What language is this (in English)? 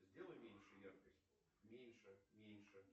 Russian